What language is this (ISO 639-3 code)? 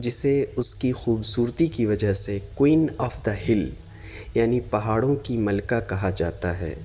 urd